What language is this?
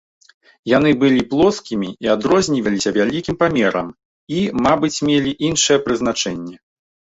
Belarusian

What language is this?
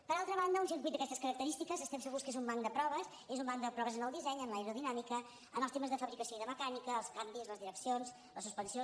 Catalan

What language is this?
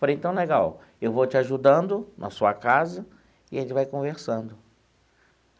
Portuguese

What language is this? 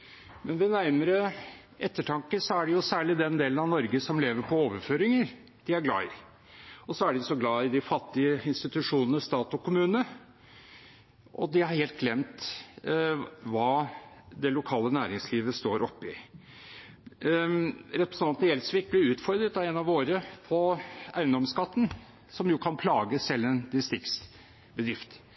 Norwegian Bokmål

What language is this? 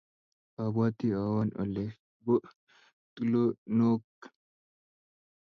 Kalenjin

